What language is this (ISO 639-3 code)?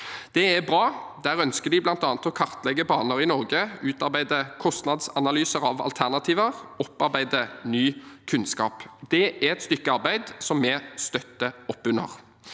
nor